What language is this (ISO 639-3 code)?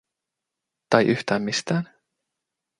fin